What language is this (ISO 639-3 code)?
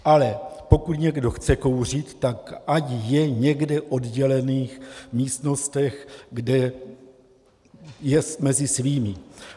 ces